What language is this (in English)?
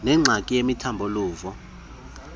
Xhosa